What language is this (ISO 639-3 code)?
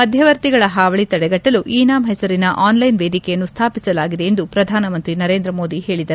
kan